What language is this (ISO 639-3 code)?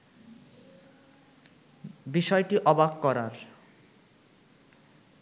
ben